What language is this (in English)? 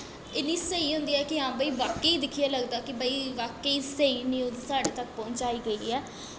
Dogri